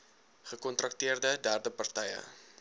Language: Afrikaans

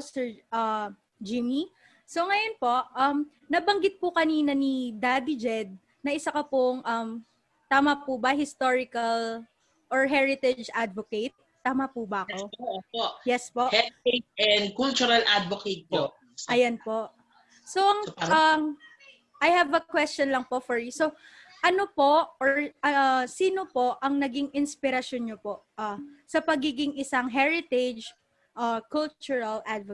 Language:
Filipino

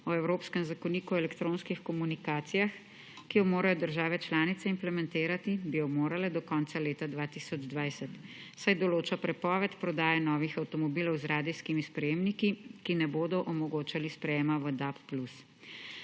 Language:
Slovenian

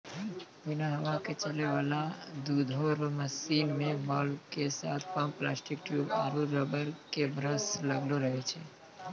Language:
Maithili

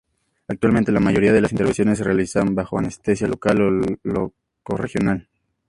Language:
Spanish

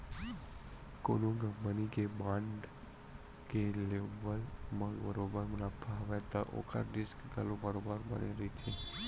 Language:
Chhattisgarhi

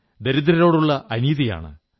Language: Malayalam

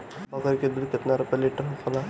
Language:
Bhojpuri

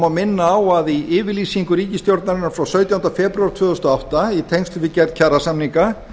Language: Icelandic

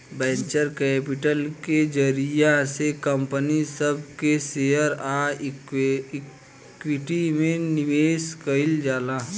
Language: Bhojpuri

